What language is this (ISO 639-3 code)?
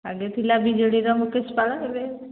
ori